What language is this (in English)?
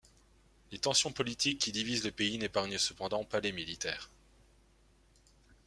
French